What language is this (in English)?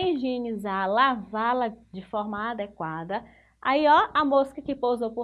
Portuguese